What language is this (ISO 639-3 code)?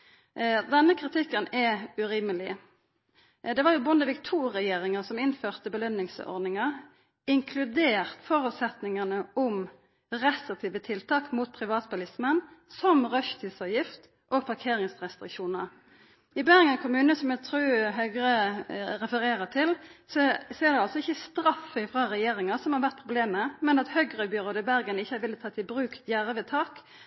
nno